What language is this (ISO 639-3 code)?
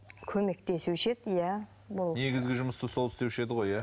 kaz